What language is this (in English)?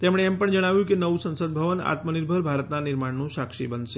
Gujarati